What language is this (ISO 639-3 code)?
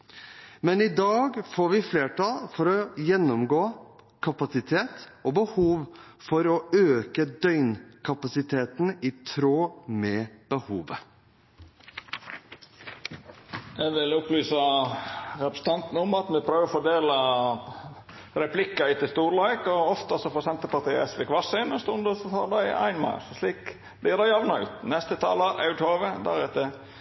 nor